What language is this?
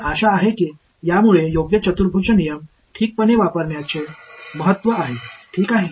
Marathi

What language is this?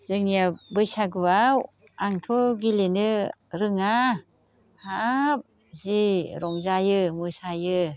Bodo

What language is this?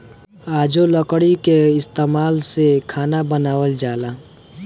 Bhojpuri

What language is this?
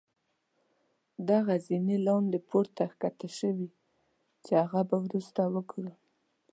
Pashto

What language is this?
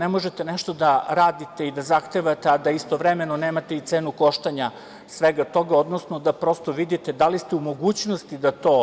Serbian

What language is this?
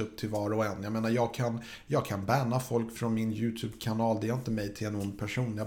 Swedish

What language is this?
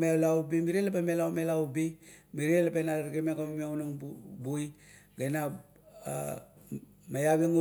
Kuot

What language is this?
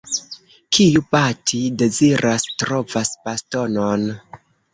Esperanto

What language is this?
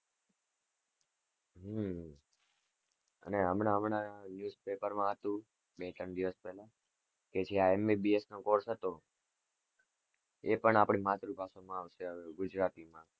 Gujarati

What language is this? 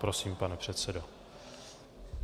Czech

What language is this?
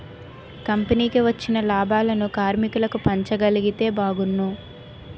Telugu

